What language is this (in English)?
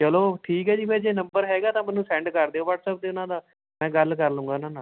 Punjabi